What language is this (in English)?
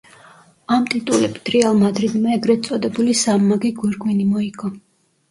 Georgian